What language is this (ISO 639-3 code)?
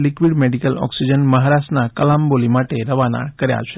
guj